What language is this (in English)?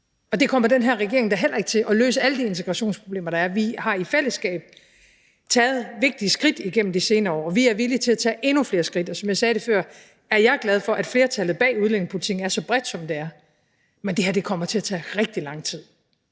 Danish